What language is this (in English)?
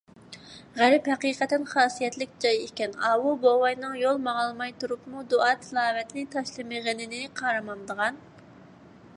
Uyghur